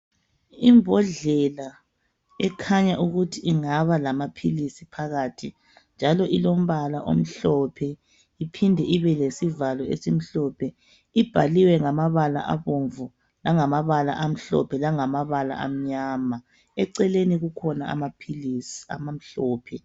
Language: North Ndebele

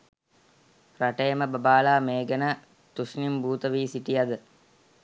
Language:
Sinhala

